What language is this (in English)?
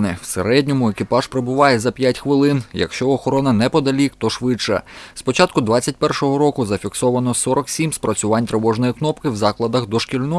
Ukrainian